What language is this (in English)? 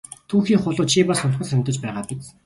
Mongolian